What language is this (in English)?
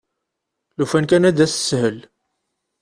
Kabyle